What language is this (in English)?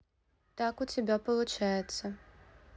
Russian